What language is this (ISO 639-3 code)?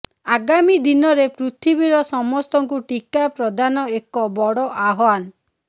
ori